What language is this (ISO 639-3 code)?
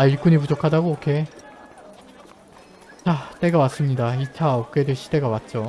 kor